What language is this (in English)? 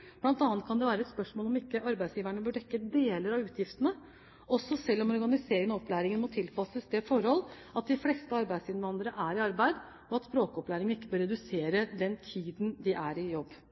Norwegian Bokmål